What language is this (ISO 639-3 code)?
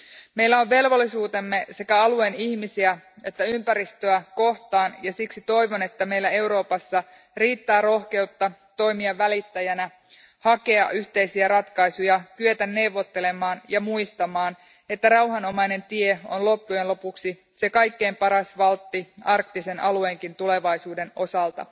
fin